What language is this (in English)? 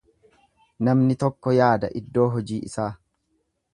Oromo